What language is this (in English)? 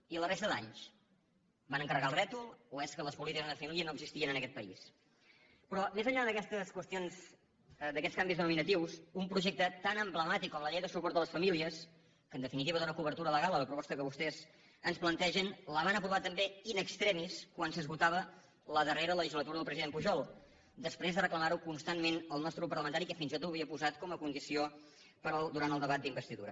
Catalan